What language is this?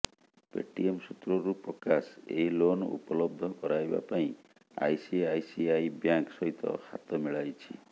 Odia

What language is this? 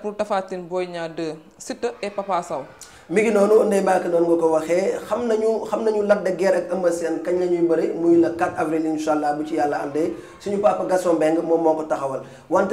French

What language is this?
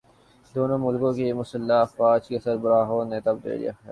Urdu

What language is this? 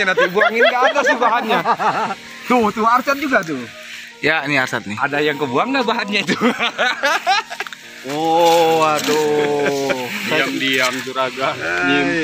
Indonesian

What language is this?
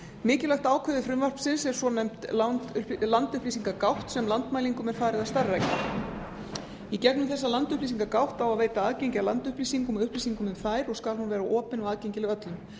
Icelandic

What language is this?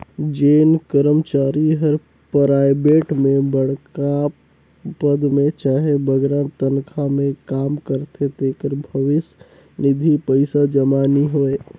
Chhattisgarhi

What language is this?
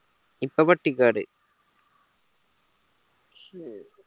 Malayalam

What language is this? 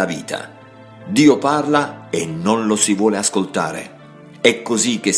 Italian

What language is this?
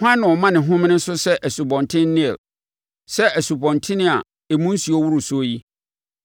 Akan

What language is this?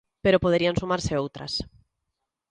Galician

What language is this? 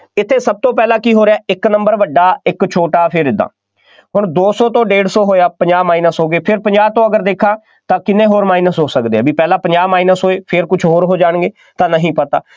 Punjabi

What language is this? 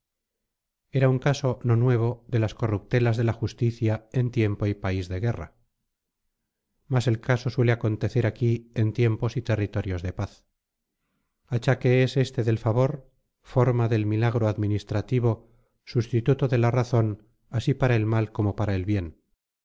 Spanish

